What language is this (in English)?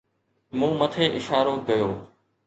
Sindhi